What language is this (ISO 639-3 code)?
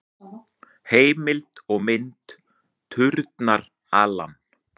isl